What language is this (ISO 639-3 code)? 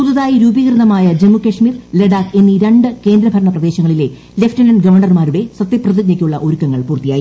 mal